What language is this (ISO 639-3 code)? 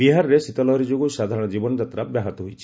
ori